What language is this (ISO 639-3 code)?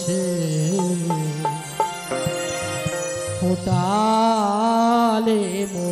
hin